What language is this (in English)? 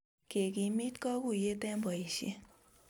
Kalenjin